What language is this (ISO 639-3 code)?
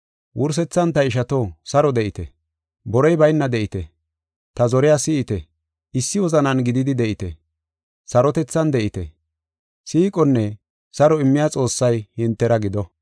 gof